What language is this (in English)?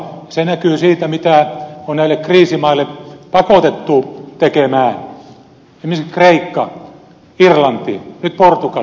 Finnish